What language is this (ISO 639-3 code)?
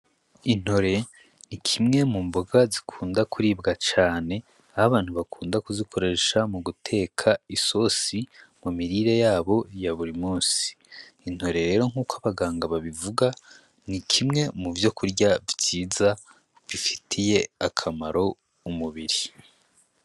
run